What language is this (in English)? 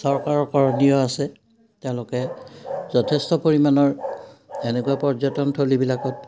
Assamese